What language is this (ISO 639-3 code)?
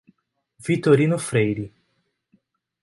por